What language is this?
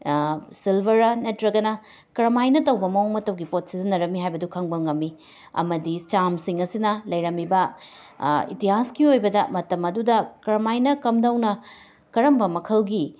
Manipuri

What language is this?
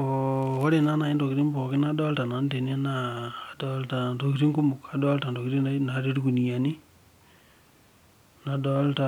Masai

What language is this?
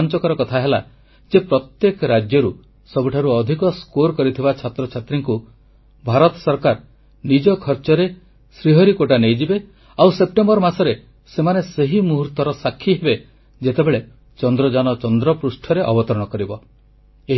Odia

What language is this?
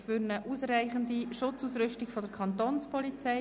Swiss German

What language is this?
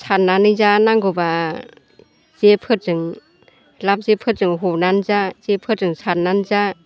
Bodo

